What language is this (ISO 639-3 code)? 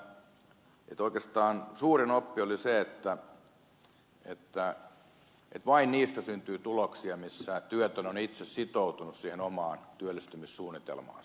fin